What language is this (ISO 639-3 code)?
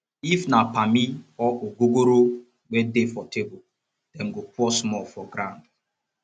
pcm